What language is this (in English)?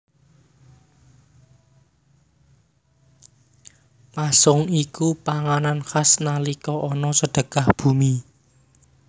Javanese